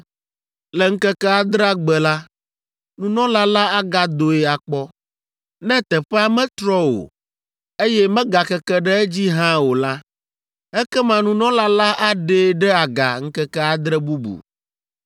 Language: Ewe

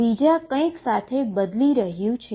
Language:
Gujarati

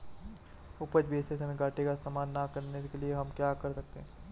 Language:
Hindi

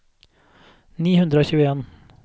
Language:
Norwegian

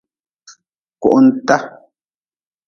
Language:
Nawdm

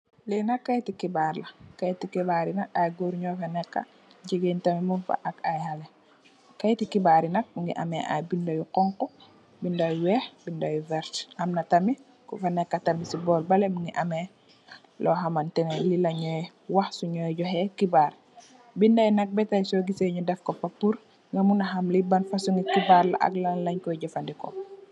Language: Wolof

